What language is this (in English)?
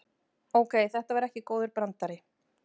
Icelandic